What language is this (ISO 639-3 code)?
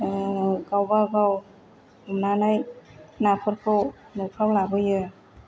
brx